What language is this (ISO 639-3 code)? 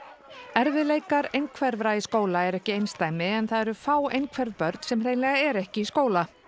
isl